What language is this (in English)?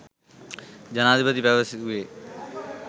Sinhala